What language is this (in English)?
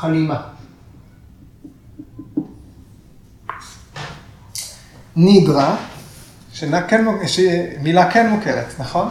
Hebrew